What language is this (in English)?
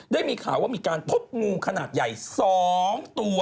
Thai